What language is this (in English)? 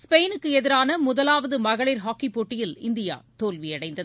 Tamil